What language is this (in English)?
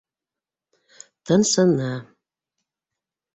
Bashkir